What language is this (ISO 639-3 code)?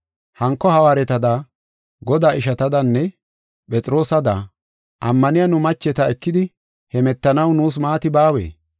gof